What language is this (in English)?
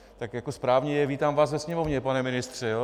Czech